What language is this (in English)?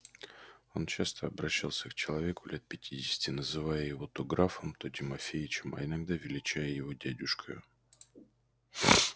Russian